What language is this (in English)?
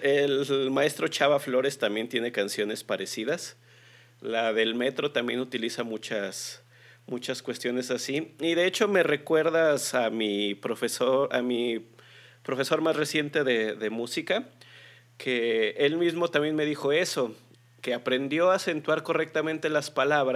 Spanish